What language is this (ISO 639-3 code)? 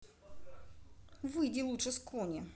rus